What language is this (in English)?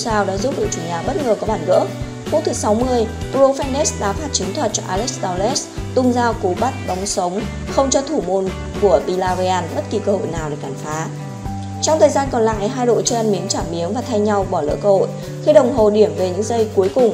Vietnamese